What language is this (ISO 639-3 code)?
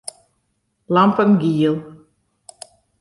fry